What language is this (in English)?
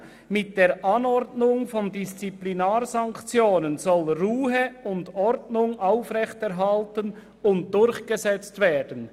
Swiss German